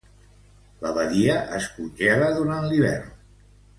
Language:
Catalan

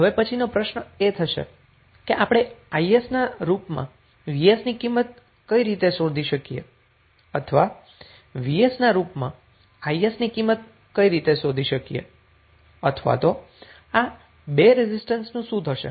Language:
Gujarati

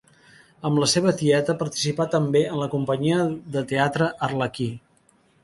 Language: Catalan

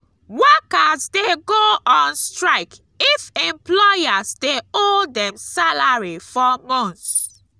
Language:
Nigerian Pidgin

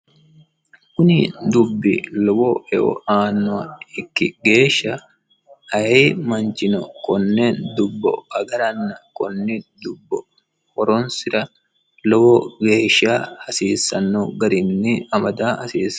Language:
Sidamo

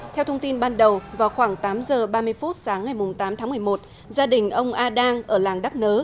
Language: Vietnamese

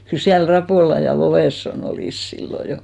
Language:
Finnish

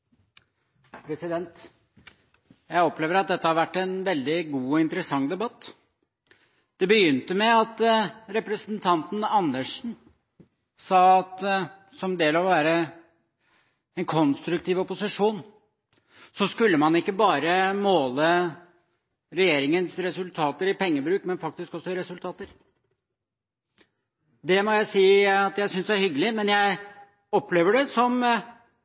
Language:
Norwegian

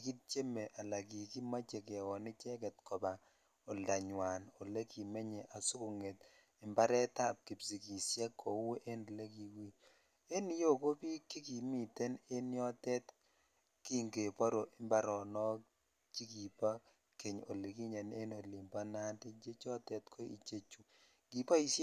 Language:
Kalenjin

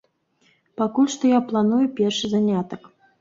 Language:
Belarusian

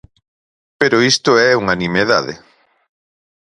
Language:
Galician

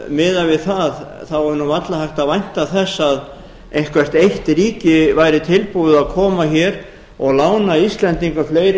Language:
Icelandic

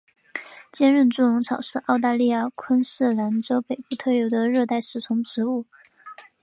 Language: Chinese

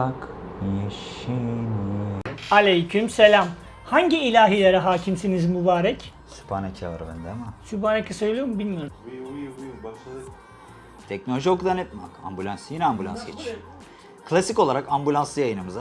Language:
Turkish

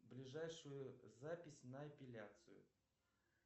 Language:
Russian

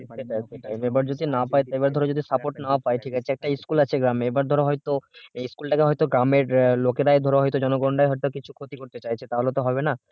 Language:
Bangla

